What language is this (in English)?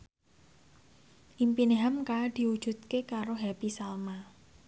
Javanese